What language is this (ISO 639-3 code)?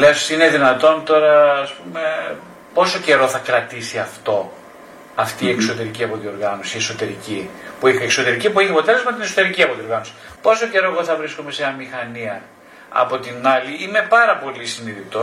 ell